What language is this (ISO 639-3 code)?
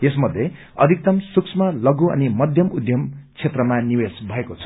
nep